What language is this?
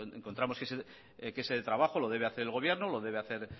Spanish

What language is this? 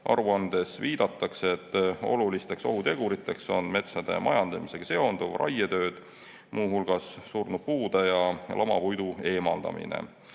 Estonian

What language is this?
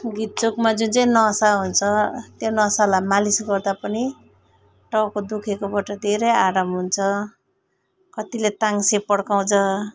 Nepali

